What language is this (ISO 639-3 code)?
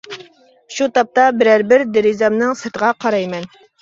uig